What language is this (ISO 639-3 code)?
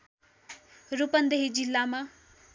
nep